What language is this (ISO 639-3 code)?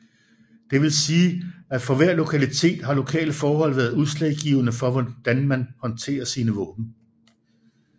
dan